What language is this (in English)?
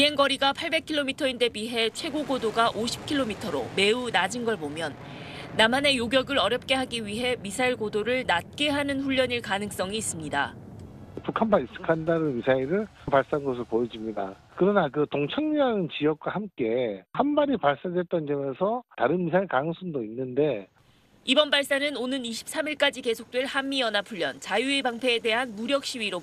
Korean